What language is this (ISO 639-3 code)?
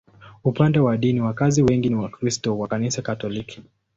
swa